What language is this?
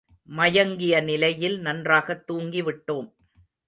Tamil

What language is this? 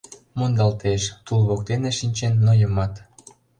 Mari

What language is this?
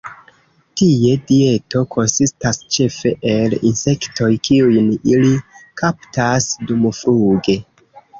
Esperanto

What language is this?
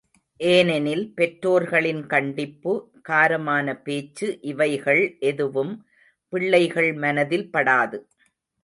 Tamil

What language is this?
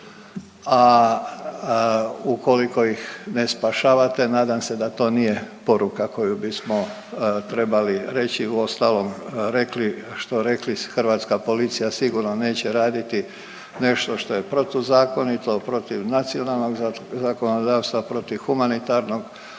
Croatian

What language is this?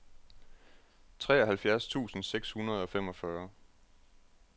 Danish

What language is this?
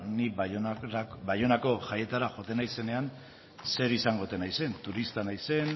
Basque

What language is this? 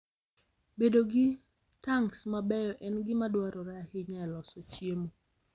Luo (Kenya and Tanzania)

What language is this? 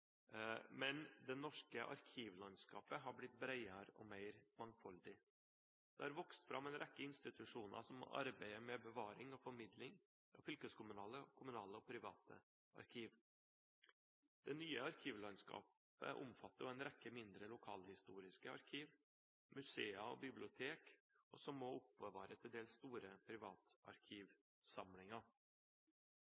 Norwegian Bokmål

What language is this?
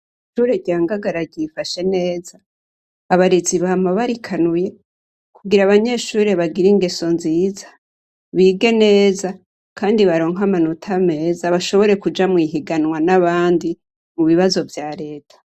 Rundi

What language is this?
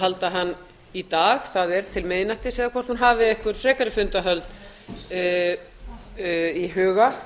Icelandic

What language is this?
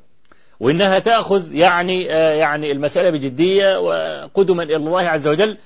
Arabic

